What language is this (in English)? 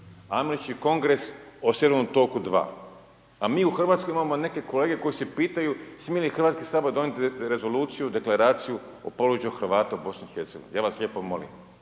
Croatian